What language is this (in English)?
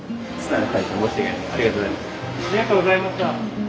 Japanese